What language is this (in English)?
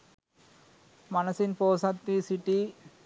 Sinhala